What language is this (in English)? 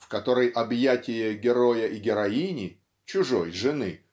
Russian